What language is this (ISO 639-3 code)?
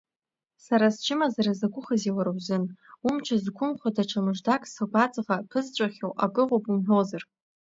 abk